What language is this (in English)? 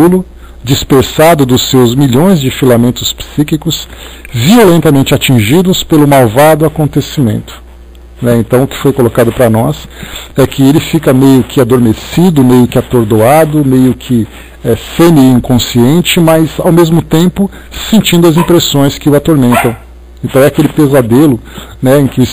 Portuguese